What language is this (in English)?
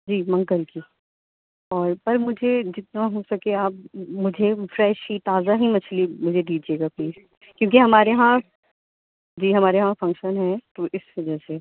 Urdu